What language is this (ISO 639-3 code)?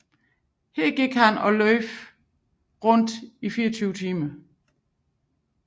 dan